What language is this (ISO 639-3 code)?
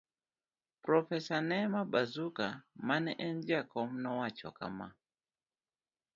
luo